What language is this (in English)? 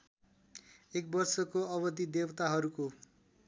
Nepali